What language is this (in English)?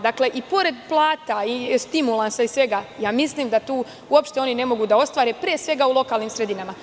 Serbian